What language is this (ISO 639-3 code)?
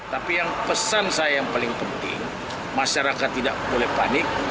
ind